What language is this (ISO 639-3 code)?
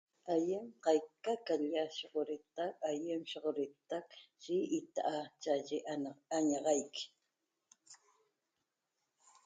tob